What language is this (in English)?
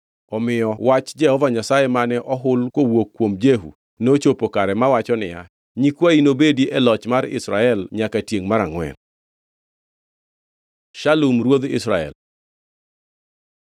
Luo (Kenya and Tanzania)